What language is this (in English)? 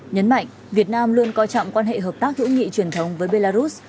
Vietnamese